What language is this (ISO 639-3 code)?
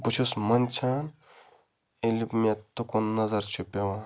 kas